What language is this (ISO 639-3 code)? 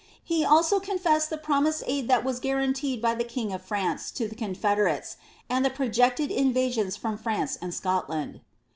eng